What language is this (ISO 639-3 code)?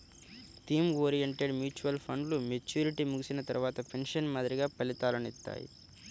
tel